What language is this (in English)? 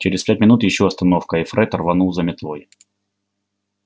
Russian